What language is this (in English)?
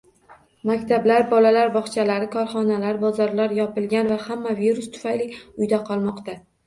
Uzbek